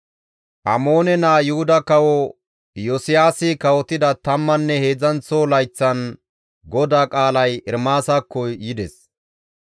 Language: Gamo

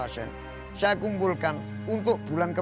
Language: Indonesian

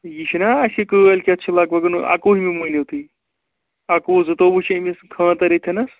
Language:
Kashmiri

